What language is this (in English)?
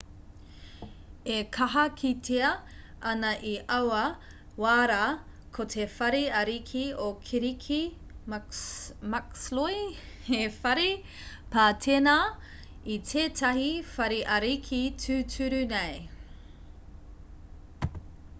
Māori